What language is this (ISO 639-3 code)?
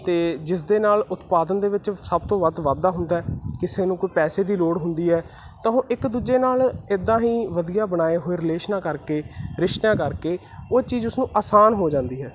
pan